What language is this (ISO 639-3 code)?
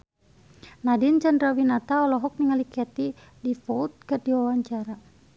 sun